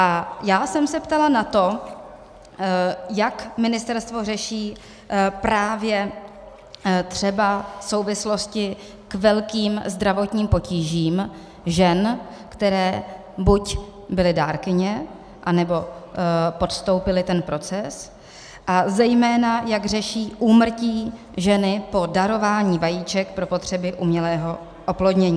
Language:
Czech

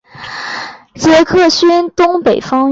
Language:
Chinese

